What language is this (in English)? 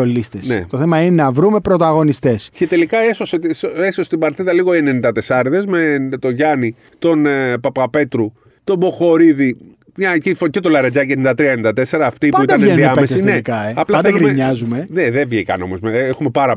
Greek